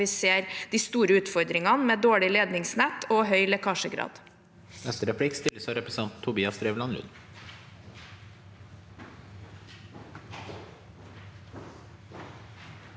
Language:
Norwegian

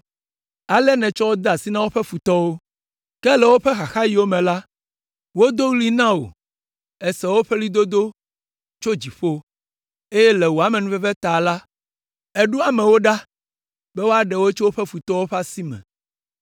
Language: Ewe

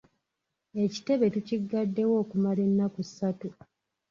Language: Ganda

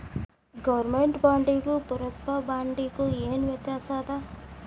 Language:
Kannada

